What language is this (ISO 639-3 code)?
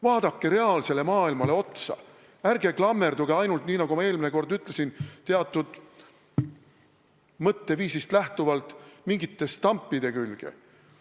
est